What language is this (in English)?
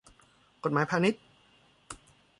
Thai